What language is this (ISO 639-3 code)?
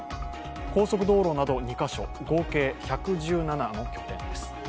jpn